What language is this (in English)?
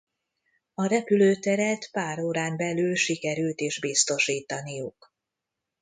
Hungarian